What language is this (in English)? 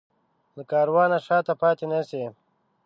Pashto